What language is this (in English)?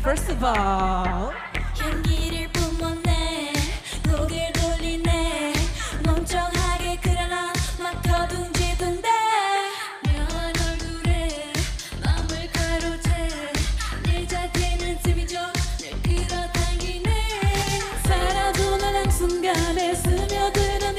Korean